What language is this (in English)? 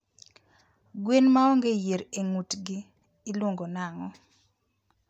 Luo (Kenya and Tanzania)